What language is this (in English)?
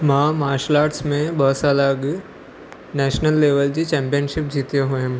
Sindhi